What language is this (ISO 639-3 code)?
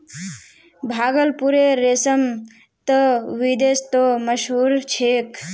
mag